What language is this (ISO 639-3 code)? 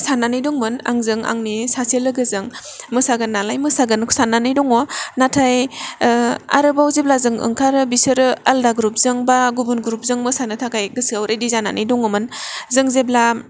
brx